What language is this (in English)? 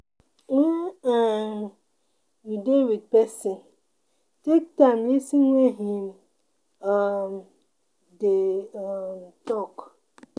Nigerian Pidgin